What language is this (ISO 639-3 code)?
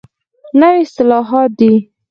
pus